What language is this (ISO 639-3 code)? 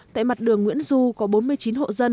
vie